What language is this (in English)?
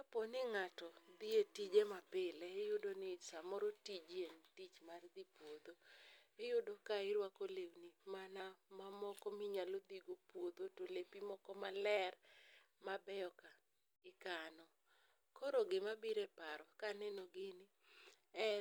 Luo (Kenya and Tanzania)